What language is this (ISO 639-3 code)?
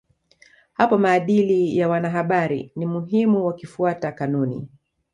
swa